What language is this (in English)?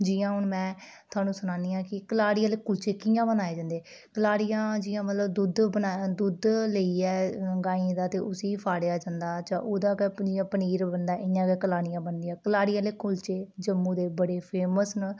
Dogri